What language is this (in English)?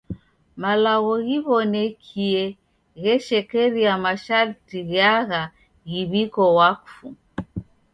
Taita